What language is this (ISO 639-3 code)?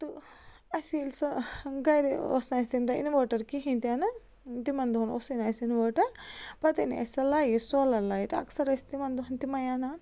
kas